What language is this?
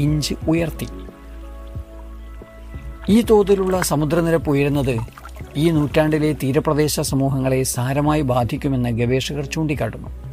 Malayalam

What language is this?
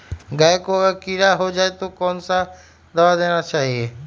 Magahi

